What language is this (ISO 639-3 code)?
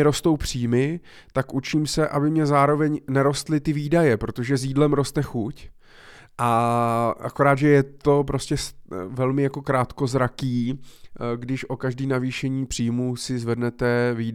ces